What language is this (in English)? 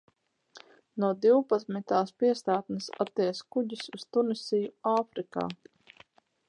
Latvian